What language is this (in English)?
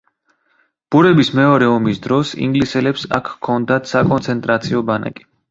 Georgian